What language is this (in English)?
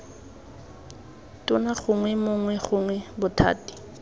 Tswana